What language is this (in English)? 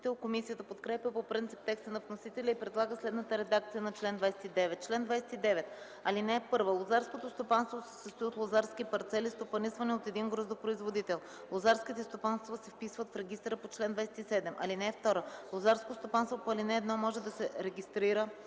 Bulgarian